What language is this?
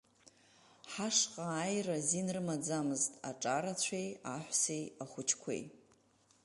Abkhazian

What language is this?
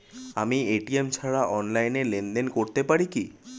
Bangla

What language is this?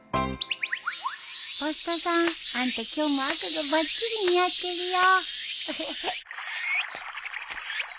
Japanese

